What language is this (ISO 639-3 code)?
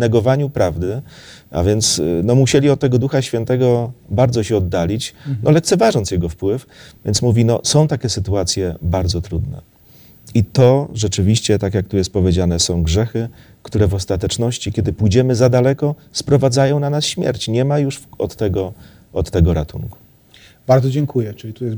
pol